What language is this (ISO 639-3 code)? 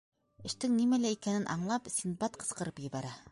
bak